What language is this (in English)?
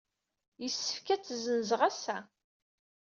Kabyle